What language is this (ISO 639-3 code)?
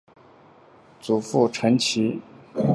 zho